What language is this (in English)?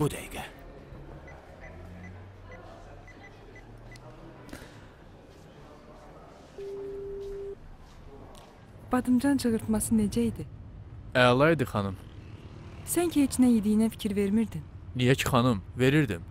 Turkish